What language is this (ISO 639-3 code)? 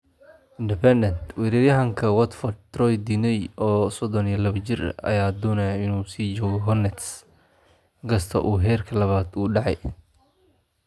som